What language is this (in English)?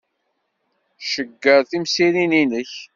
Kabyle